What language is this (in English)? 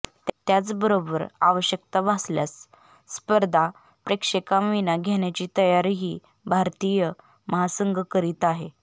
Marathi